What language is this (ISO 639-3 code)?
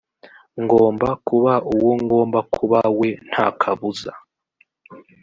kin